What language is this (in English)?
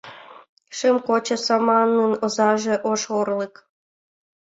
Mari